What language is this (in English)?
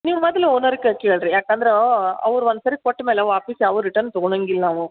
Kannada